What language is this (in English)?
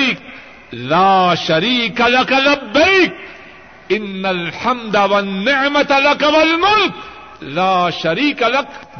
Urdu